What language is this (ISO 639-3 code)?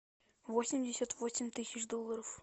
rus